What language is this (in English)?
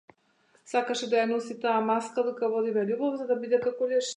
Macedonian